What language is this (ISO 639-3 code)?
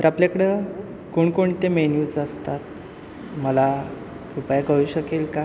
mar